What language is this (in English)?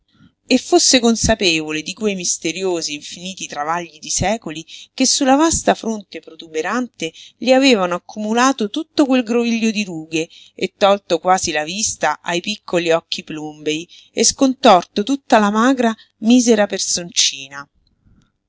Italian